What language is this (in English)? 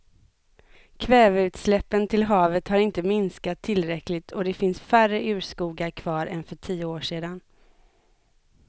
Swedish